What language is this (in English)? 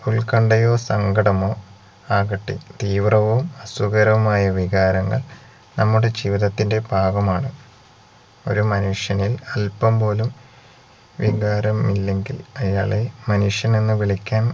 Malayalam